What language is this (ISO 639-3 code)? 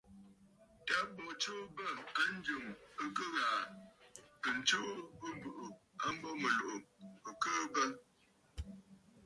bfd